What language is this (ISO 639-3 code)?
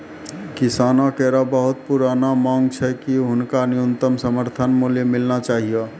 mai